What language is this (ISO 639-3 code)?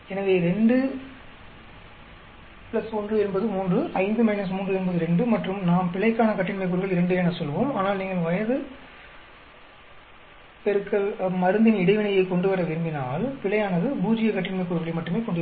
tam